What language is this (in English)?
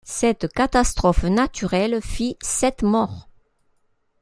French